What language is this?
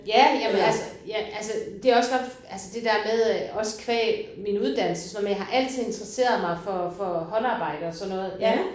Danish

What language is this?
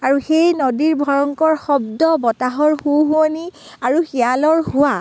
Assamese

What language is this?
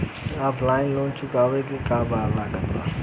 Bhojpuri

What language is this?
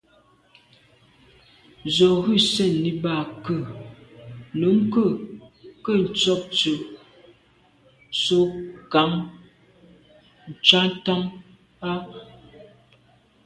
Medumba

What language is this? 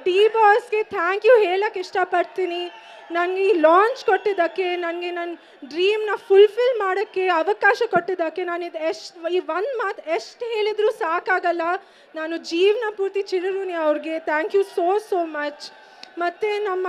Kannada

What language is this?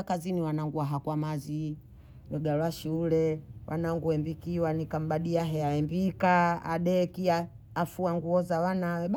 Bondei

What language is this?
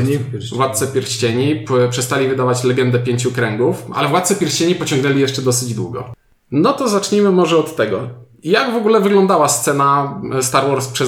Polish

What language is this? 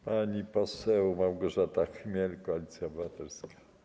Polish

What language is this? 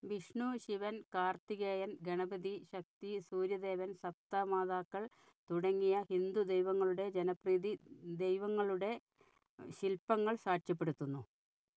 Malayalam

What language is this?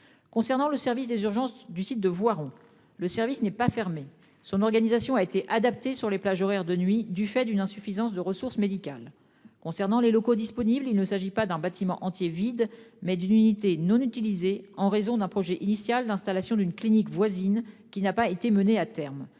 French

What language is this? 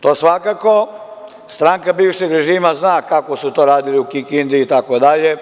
Serbian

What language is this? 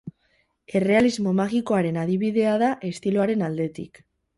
Basque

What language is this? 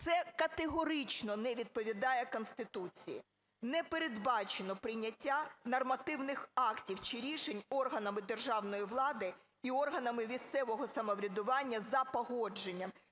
Ukrainian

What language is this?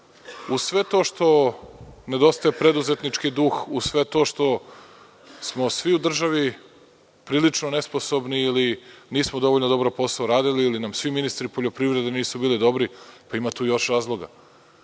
Serbian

